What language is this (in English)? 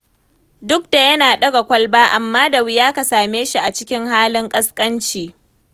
Hausa